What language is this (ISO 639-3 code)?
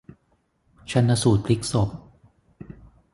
tha